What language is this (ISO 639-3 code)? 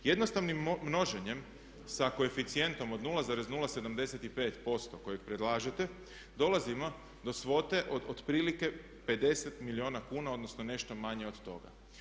hrv